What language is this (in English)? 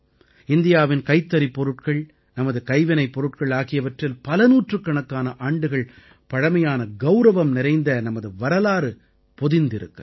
Tamil